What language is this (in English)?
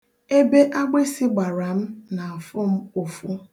Igbo